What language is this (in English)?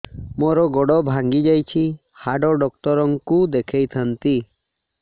Odia